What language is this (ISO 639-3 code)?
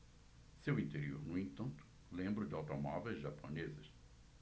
por